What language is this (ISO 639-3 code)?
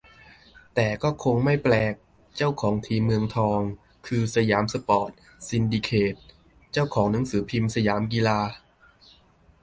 tha